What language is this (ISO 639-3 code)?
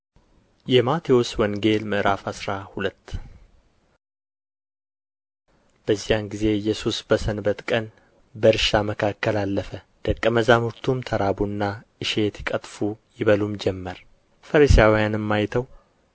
amh